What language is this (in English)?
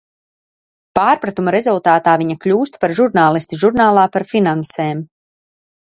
Latvian